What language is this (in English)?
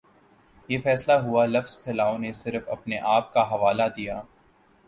Urdu